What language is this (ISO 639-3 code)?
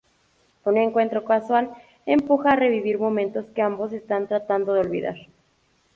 spa